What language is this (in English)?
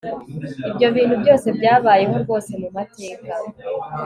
Kinyarwanda